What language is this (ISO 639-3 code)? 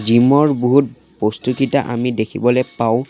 asm